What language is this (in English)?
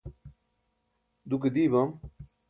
Burushaski